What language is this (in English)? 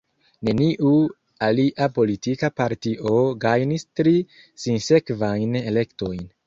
Esperanto